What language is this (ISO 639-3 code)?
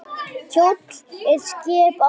isl